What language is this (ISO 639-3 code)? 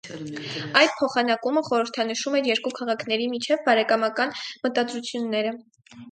hye